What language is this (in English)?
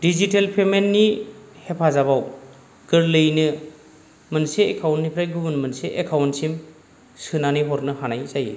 Bodo